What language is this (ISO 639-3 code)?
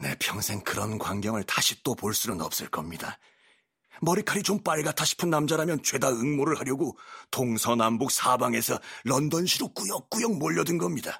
kor